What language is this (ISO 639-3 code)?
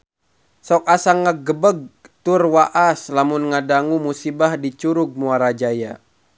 sun